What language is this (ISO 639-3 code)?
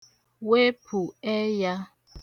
ibo